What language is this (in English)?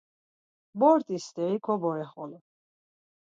Laz